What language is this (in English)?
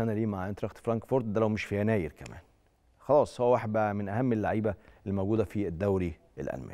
Arabic